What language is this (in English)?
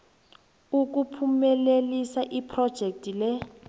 South Ndebele